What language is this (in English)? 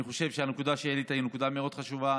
Hebrew